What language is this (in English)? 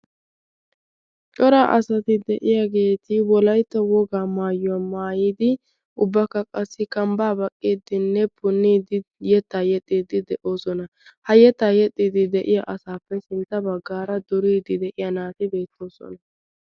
Wolaytta